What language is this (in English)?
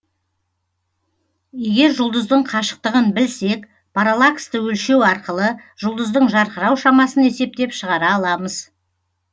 Kazakh